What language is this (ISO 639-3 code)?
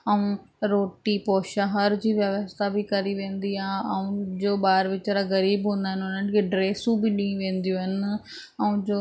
snd